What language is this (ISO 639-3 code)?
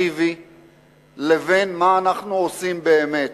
heb